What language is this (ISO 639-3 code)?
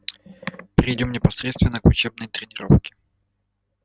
rus